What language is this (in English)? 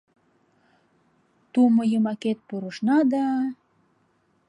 Mari